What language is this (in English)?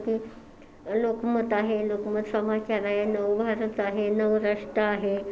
Marathi